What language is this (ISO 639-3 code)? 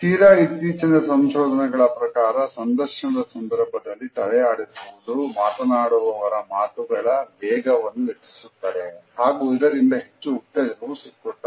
kan